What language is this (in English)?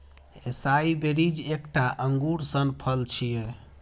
Maithili